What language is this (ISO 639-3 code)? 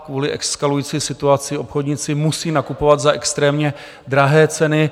ces